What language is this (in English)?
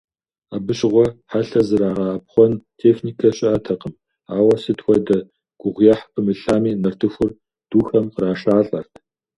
Kabardian